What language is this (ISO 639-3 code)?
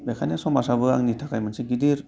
brx